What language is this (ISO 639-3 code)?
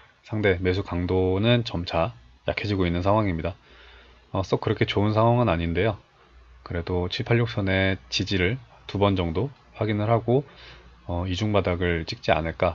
kor